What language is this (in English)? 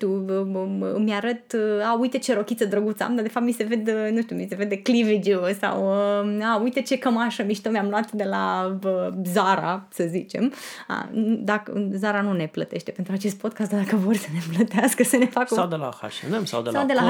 Romanian